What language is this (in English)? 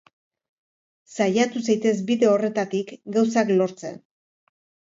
Basque